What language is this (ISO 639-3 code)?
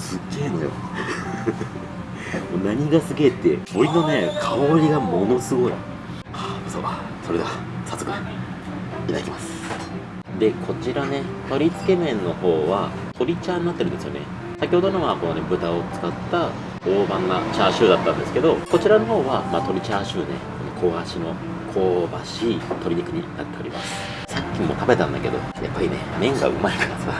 jpn